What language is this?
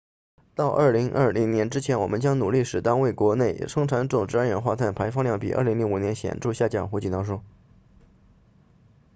Chinese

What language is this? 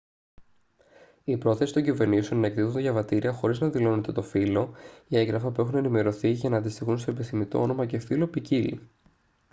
Greek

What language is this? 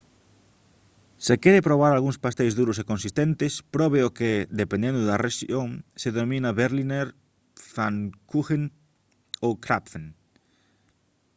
Galician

